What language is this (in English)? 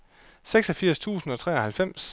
Danish